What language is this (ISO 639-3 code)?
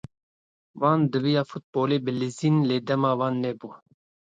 kur